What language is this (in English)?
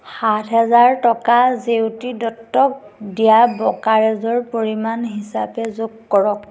Assamese